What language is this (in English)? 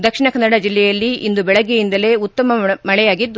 Kannada